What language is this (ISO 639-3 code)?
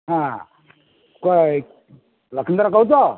ori